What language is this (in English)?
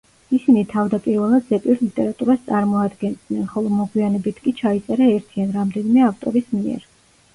Georgian